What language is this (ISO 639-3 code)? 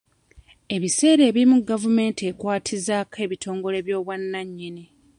lug